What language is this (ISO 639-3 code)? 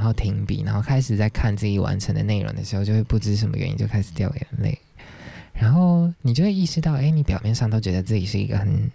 zho